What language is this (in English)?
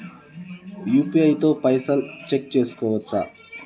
Telugu